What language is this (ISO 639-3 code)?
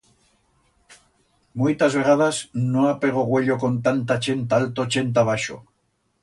arg